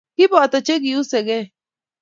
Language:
Kalenjin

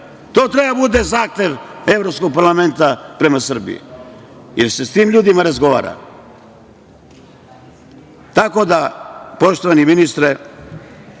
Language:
Serbian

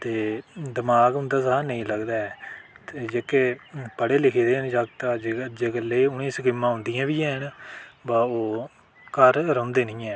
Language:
Dogri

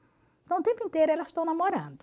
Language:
Portuguese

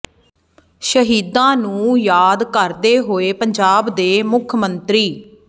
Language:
Punjabi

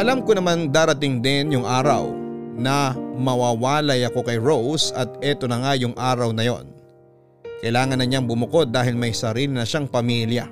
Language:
Filipino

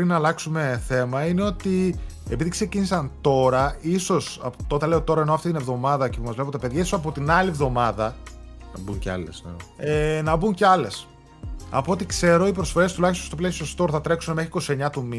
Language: Greek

